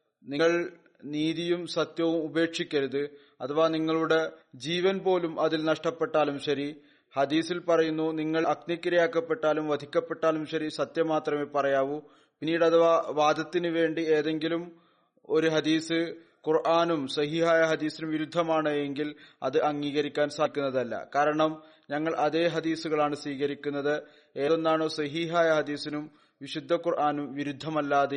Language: Malayalam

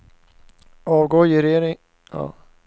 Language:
Swedish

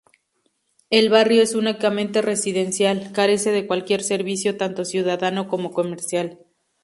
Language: Spanish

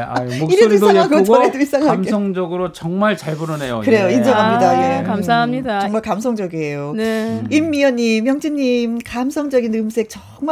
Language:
Korean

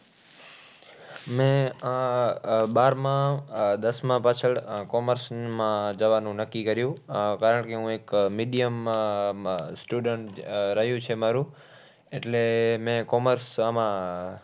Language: Gujarati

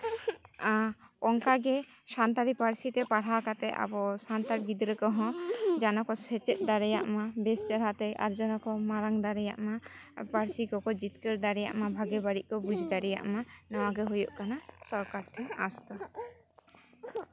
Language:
Santali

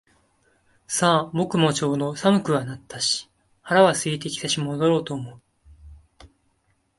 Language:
Japanese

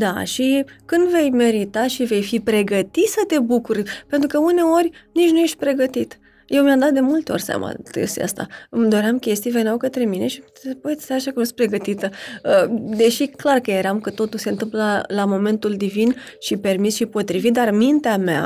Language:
Romanian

